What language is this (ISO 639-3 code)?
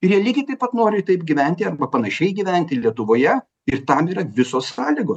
lit